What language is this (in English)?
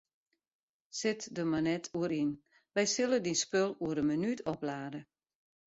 Western Frisian